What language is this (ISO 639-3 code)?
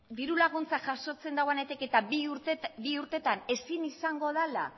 eus